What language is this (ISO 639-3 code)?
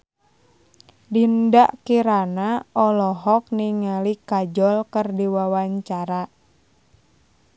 sun